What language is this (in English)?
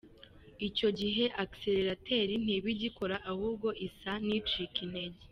Kinyarwanda